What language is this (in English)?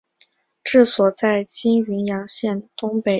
Chinese